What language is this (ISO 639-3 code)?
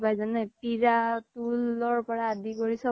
asm